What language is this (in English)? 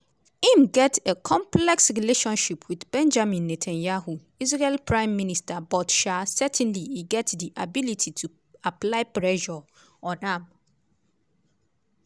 Nigerian Pidgin